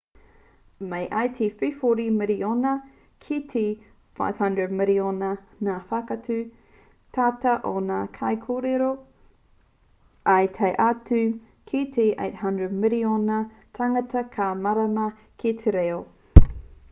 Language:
Māori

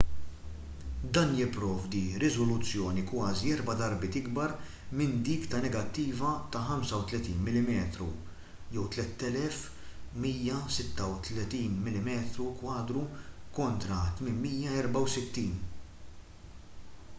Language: Maltese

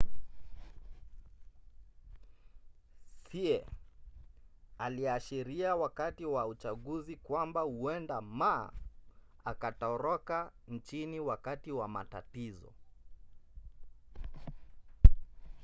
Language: Swahili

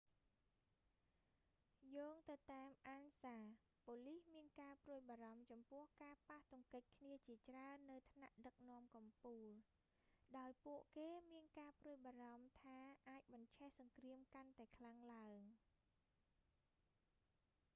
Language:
Khmer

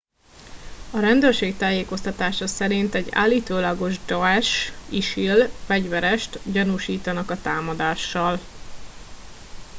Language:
Hungarian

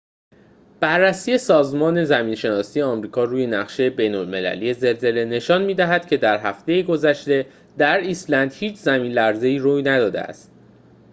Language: Persian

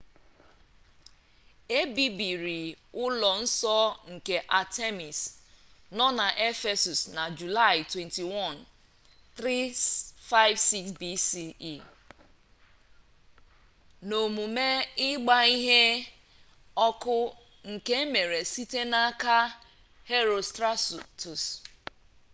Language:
Igbo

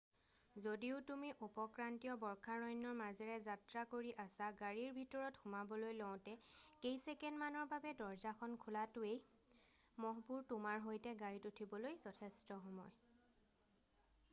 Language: Assamese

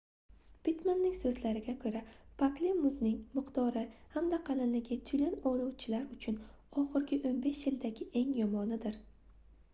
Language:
Uzbek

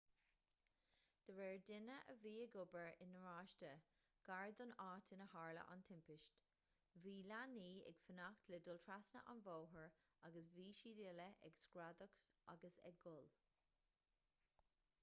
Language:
Irish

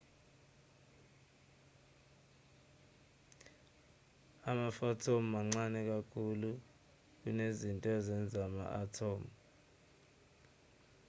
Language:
Zulu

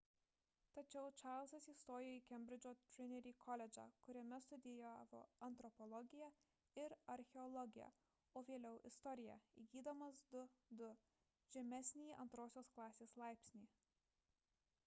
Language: Lithuanian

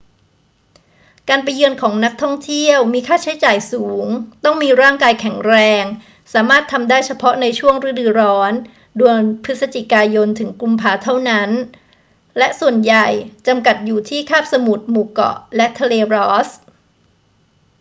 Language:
Thai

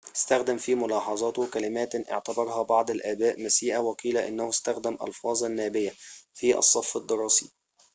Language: Arabic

